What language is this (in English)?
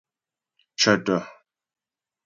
Ghomala